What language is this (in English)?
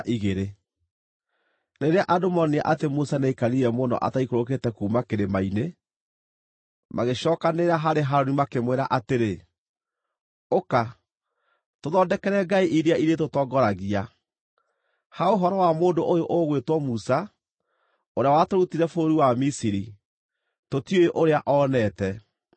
Kikuyu